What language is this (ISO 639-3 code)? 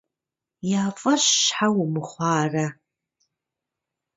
kbd